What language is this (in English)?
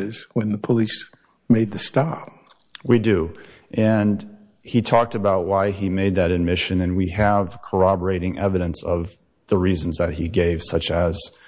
English